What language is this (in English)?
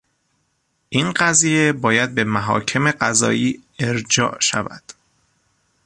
Persian